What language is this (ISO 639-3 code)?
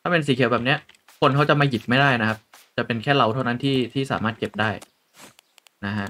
tha